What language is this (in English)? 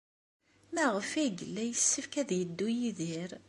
Kabyle